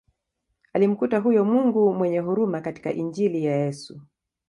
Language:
Swahili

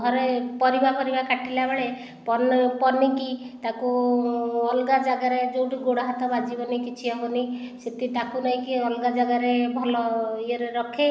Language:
Odia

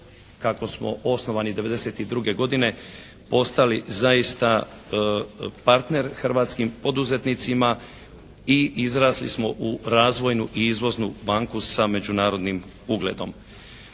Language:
Croatian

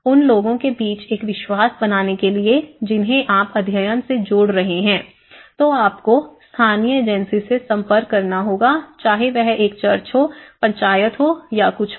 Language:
Hindi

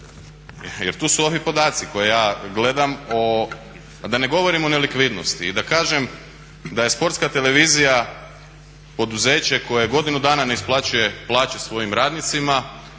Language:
Croatian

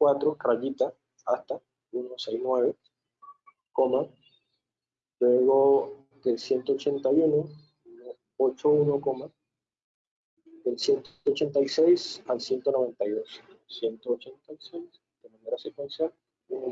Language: Spanish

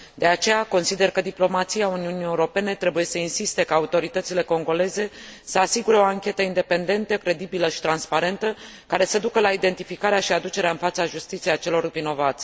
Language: Romanian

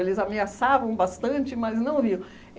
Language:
Portuguese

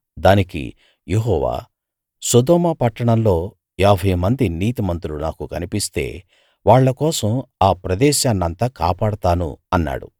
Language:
Telugu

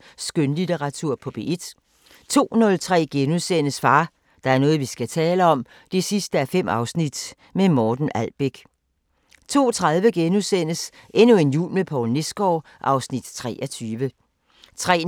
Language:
Danish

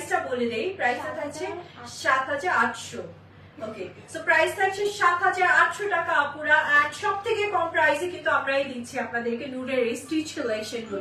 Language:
Bangla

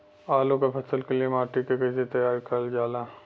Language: Bhojpuri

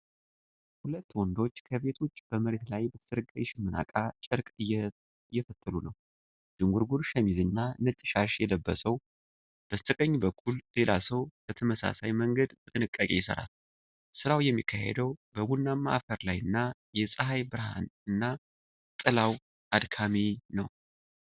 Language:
Amharic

